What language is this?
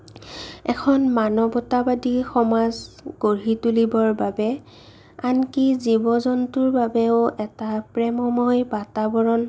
Assamese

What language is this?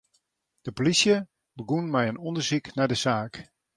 Western Frisian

